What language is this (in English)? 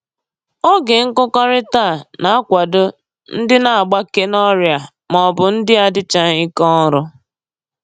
Igbo